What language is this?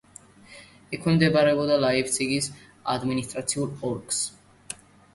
Georgian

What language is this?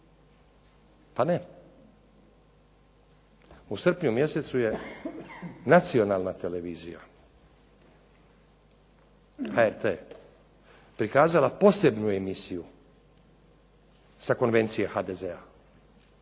Croatian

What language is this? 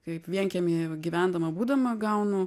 Lithuanian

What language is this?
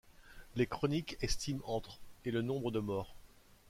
French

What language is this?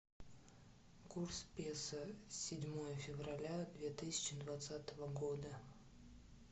Russian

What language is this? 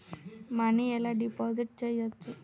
Telugu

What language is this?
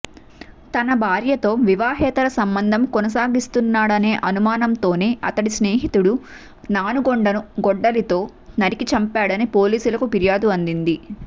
Telugu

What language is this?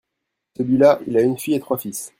French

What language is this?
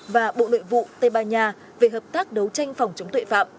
Vietnamese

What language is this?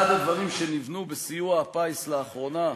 Hebrew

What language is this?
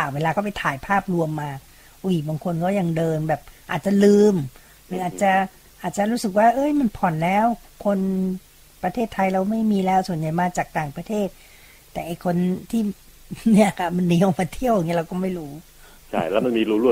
Thai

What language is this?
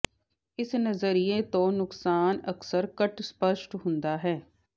Punjabi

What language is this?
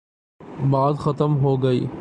Urdu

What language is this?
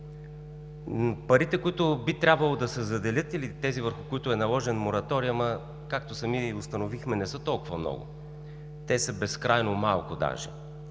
Bulgarian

